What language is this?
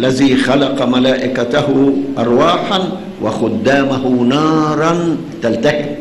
Arabic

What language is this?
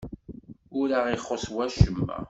Kabyle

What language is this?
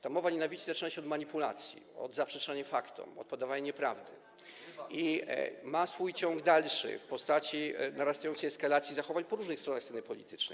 Polish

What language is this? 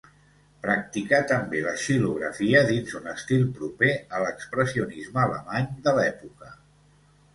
Catalan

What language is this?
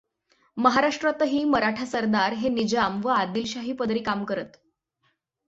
Marathi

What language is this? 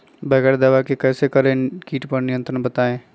Magahi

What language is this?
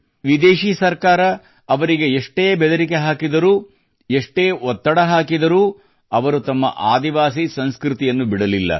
Kannada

